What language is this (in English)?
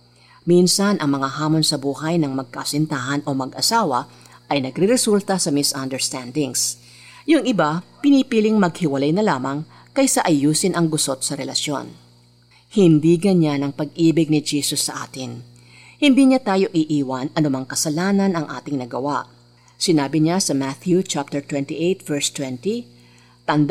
Filipino